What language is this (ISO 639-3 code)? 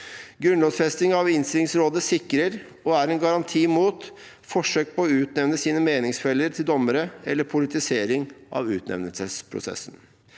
nor